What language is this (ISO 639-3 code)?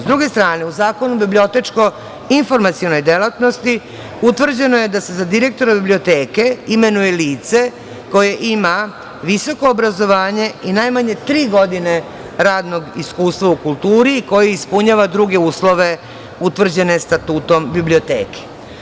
srp